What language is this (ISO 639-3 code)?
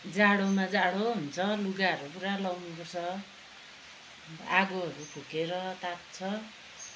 nep